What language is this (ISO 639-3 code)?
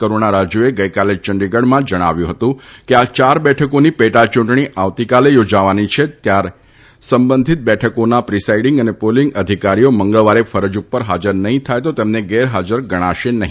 guj